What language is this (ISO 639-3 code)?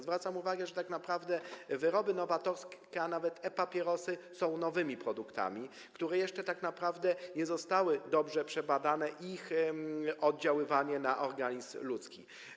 pol